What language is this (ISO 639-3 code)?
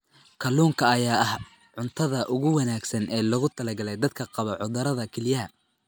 som